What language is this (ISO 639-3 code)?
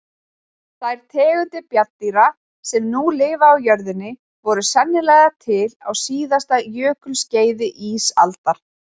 isl